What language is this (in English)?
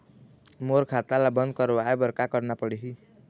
Chhattisgarhi